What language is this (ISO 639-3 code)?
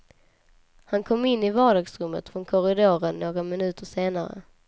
swe